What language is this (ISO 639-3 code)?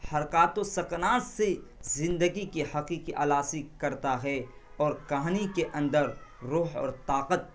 urd